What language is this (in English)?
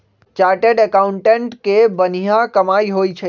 Magahi